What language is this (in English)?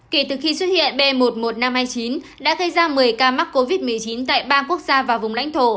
Vietnamese